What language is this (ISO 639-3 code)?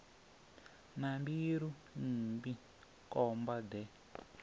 ven